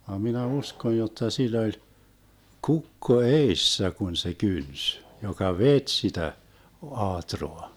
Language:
Finnish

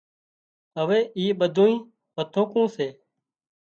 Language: Wadiyara Koli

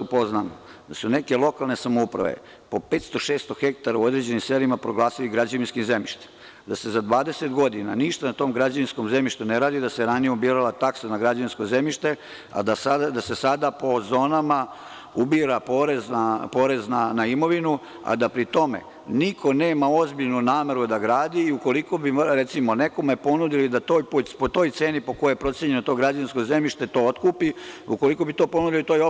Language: Serbian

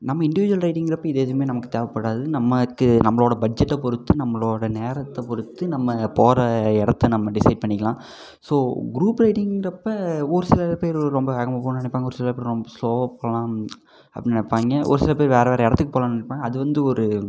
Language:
Tamil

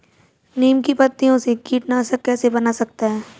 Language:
Hindi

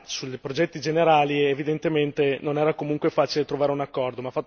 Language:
Italian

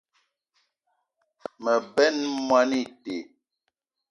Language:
Eton (Cameroon)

